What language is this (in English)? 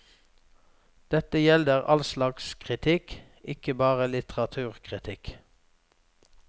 Norwegian